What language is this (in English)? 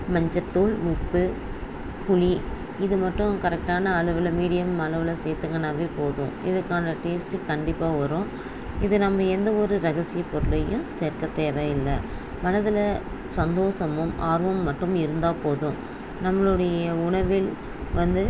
Tamil